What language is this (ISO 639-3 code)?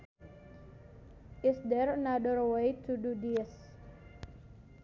sun